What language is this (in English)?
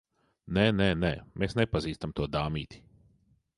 Latvian